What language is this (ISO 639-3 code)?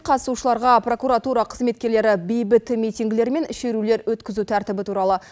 kaz